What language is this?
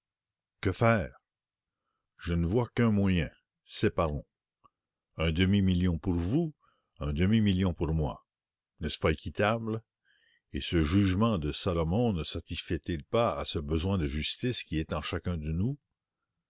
French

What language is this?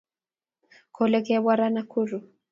Kalenjin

